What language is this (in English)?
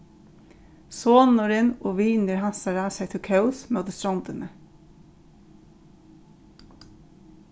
Faroese